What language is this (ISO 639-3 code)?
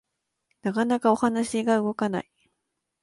jpn